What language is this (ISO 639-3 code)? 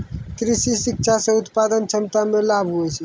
mai